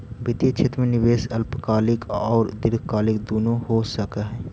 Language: Magahi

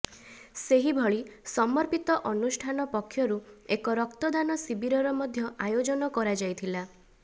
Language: Odia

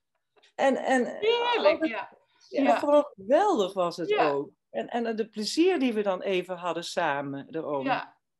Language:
Dutch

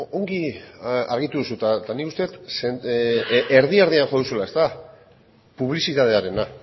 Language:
Basque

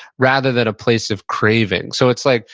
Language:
English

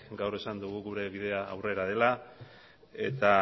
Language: Basque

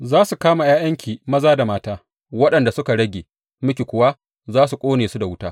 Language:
Hausa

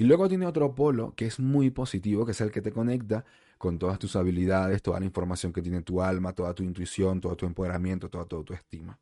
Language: Spanish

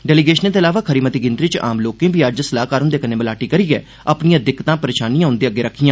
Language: Dogri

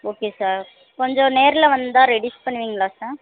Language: Tamil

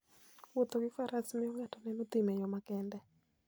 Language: Luo (Kenya and Tanzania)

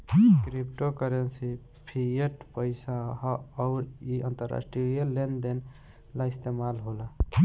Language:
Bhojpuri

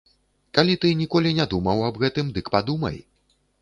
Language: Belarusian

